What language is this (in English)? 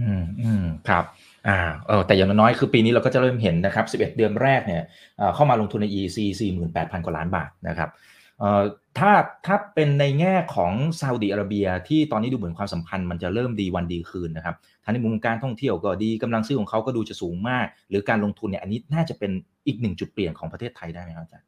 Thai